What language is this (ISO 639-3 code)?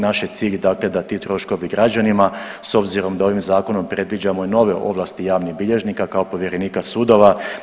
hrv